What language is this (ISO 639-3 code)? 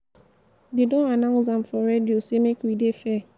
pcm